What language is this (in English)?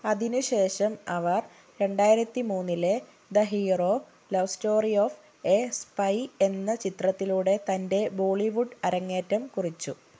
Malayalam